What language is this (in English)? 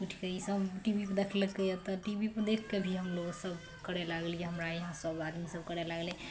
Maithili